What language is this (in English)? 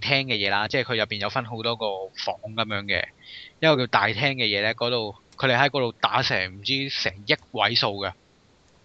Chinese